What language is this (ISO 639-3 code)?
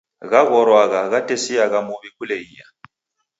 dav